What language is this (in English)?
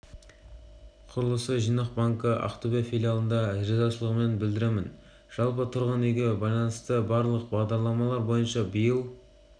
Kazakh